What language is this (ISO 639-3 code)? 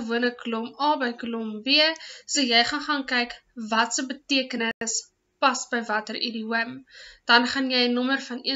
nld